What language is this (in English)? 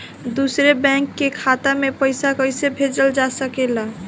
Bhojpuri